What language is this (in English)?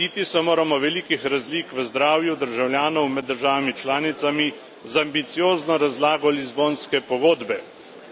Slovenian